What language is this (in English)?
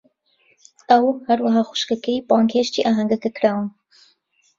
Central Kurdish